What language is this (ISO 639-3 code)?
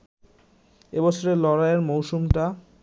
ben